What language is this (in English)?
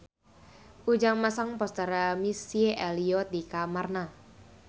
Sundanese